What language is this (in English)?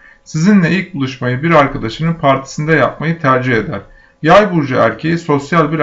Turkish